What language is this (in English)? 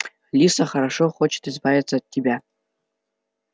Russian